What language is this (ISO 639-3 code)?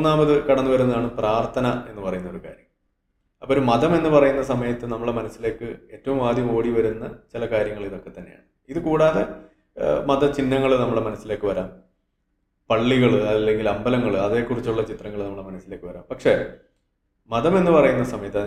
mal